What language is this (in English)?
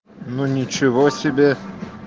Russian